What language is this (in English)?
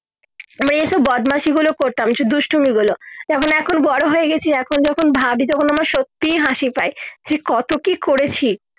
Bangla